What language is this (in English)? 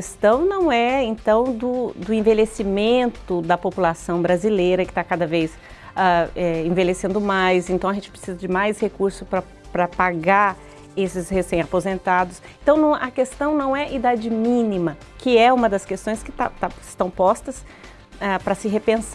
Portuguese